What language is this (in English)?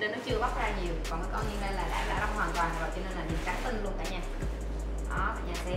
Vietnamese